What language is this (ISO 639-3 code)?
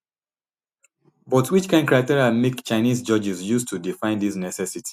pcm